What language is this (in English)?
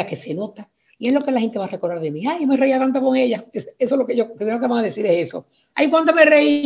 Spanish